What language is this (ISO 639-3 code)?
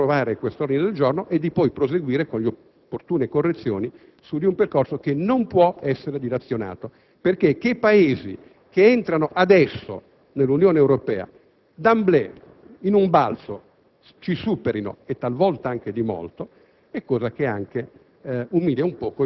ita